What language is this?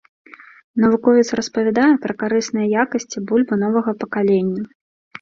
Belarusian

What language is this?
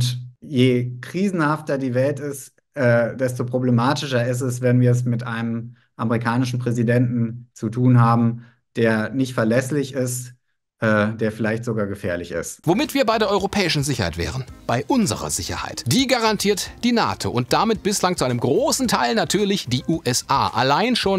German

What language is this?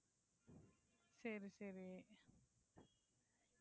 Tamil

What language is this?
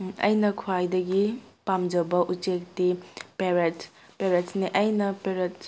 Manipuri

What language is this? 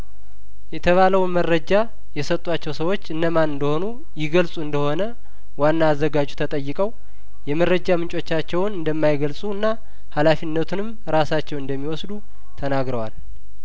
Amharic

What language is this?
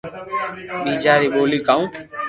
Loarki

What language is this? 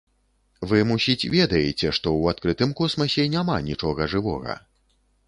Belarusian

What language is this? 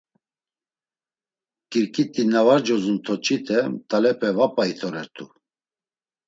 Laz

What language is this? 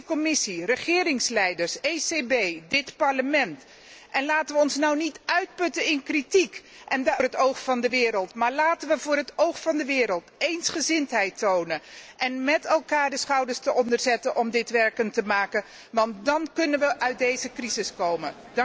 Dutch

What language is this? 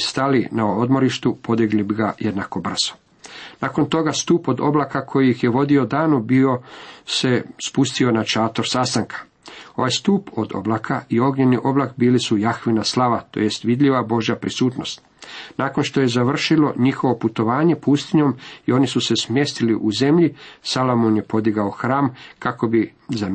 Croatian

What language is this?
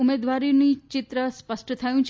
Gujarati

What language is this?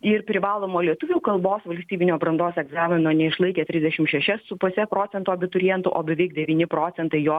Lithuanian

